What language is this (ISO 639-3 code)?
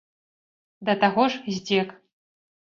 bel